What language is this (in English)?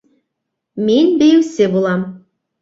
Bashkir